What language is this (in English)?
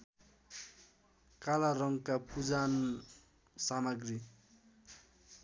Nepali